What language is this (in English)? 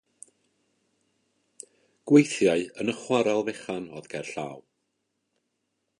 Welsh